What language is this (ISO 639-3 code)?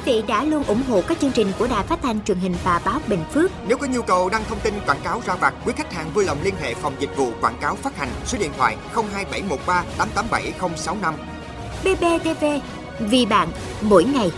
vie